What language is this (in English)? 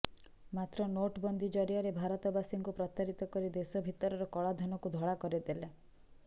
Odia